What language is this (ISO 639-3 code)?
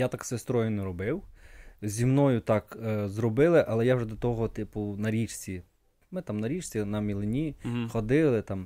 ukr